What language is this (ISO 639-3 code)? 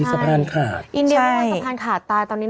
tha